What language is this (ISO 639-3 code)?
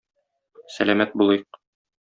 tat